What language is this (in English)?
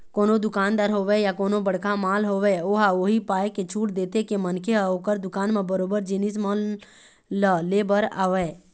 Chhattisgarhi